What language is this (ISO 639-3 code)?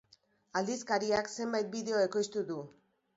eus